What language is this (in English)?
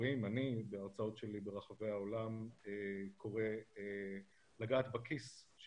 Hebrew